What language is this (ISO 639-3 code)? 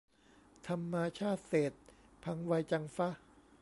tha